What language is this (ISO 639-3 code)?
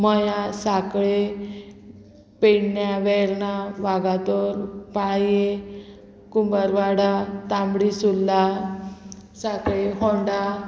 kok